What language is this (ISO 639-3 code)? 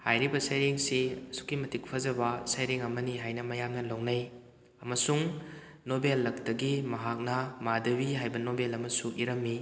mni